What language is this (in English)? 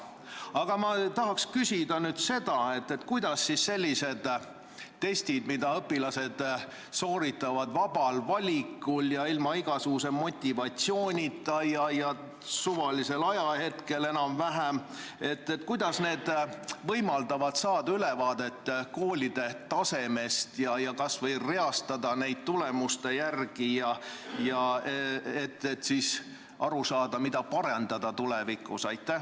Estonian